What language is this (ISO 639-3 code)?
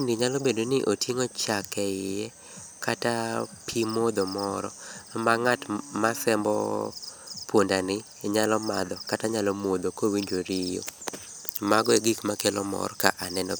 luo